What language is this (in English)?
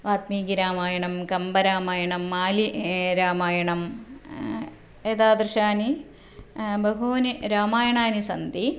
Sanskrit